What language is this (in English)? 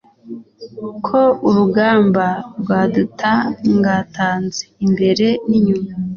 Kinyarwanda